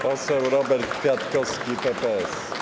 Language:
Polish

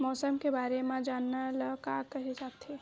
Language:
Chhattisgarhi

